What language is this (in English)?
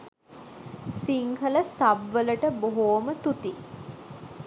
Sinhala